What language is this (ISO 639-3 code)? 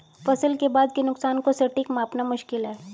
hin